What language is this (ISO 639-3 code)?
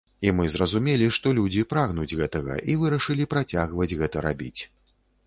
bel